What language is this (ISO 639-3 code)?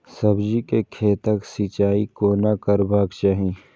mai